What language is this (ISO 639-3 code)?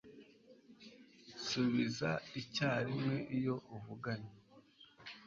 kin